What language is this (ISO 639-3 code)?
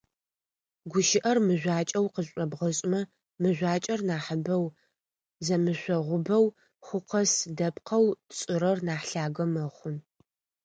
ady